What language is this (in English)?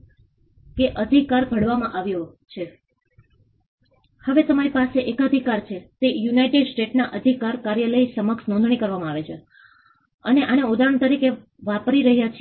Gujarati